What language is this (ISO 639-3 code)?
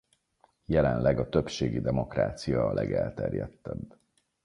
hun